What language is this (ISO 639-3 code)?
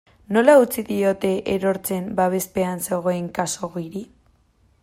eus